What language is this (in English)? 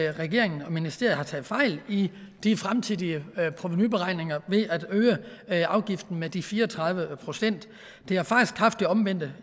Danish